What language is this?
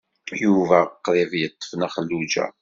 Kabyle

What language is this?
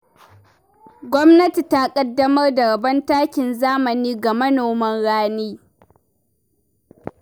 Hausa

